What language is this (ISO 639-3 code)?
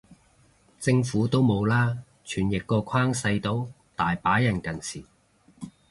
yue